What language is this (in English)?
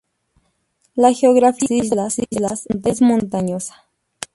Spanish